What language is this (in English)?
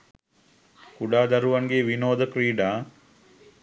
Sinhala